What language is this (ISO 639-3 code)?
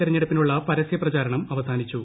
mal